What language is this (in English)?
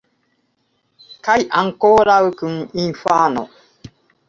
Esperanto